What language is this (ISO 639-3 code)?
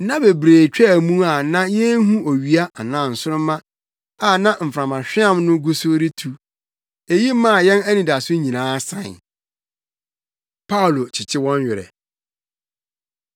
aka